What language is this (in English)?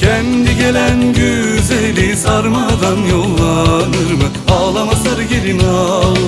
Turkish